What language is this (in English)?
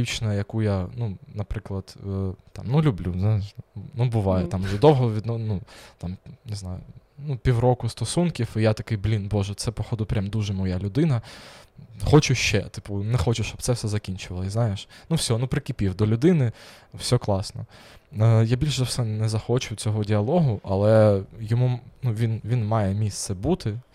Ukrainian